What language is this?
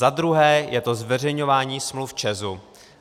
Czech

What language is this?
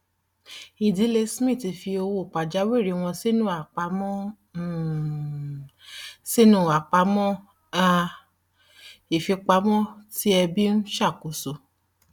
Yoruba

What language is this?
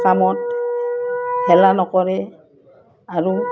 Assamese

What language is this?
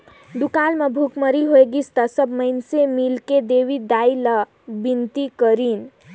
Chhattisgarhi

